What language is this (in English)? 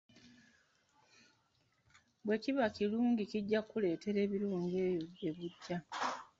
Ganda